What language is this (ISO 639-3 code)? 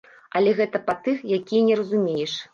bel